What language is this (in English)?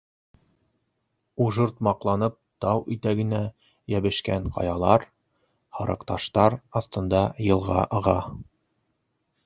Bashkir